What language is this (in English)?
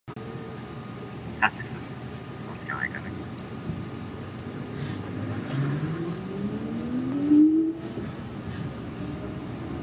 Japanese